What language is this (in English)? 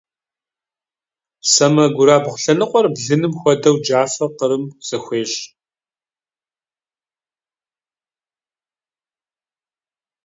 Kabardian